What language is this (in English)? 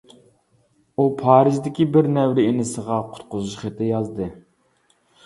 Uyghur